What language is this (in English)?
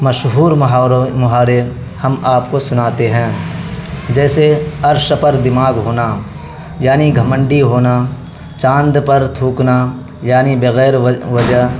Urdu